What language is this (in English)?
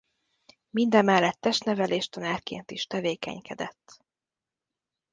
Hungarian